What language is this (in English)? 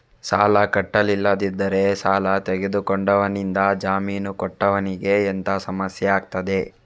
Kannada